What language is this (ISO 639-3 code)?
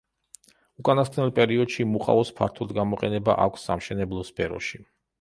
kat